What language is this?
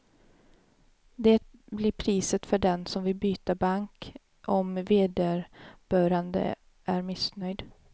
Swedish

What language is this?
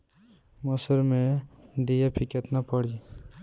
Bhojpuri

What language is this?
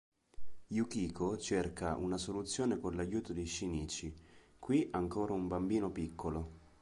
Italian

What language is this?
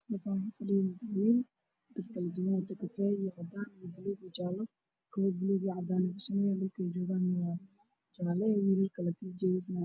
Somali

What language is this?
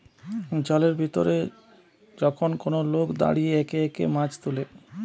Bangla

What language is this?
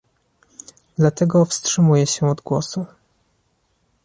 Polish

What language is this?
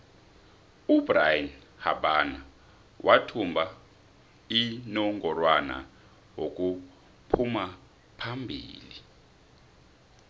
South Ndebele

